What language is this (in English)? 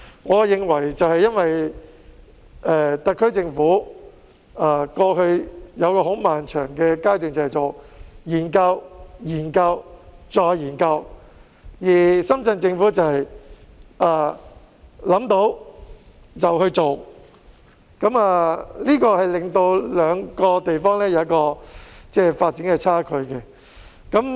Cantonese